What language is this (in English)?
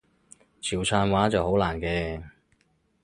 Cantonese